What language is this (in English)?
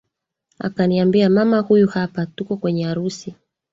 Swahili